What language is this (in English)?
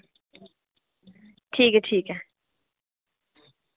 Dogri